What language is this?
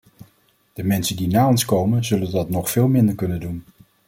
Dutch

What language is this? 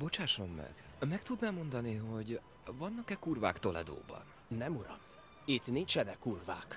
Hungarian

